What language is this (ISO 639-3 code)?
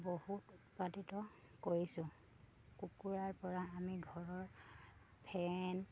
asm